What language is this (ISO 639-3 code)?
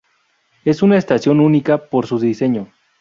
spa